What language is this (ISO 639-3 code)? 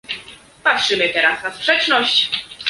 pol